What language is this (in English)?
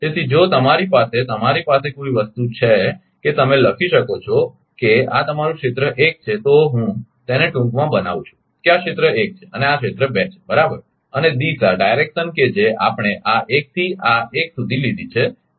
Gujarati